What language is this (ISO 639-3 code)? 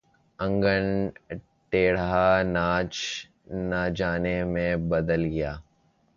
urd